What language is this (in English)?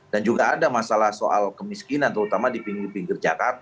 Indonesian